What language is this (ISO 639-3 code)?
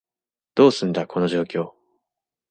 jpn